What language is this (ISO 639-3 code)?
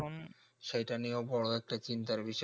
ben